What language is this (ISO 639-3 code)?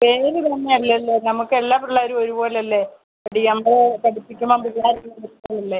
mal